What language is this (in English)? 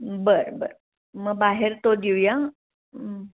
Marathi